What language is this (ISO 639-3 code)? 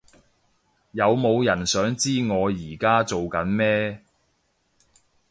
yue